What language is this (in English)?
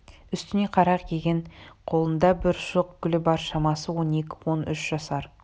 Kazakh